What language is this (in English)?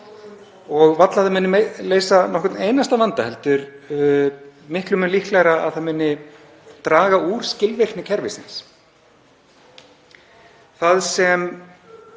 Icelandic